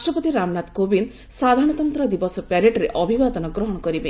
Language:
Odia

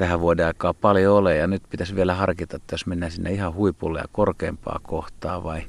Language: Finnish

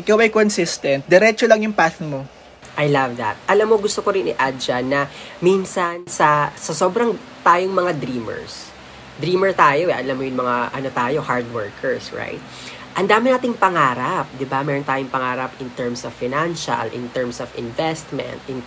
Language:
Filipino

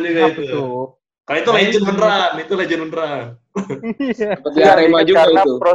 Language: Indonesian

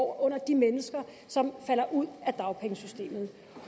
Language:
Danish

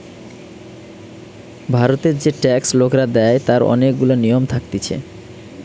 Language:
Bangla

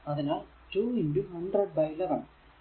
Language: Malayalam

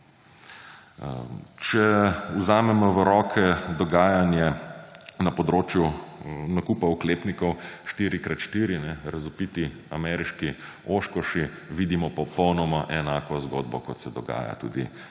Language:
Slovenian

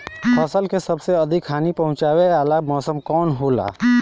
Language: Bhojpuri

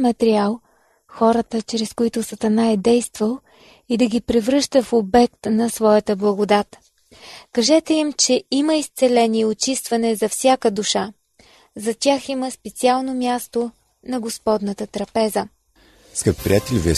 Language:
Bulgarian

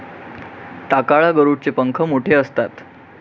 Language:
Marathi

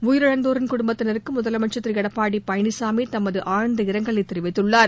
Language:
Tamil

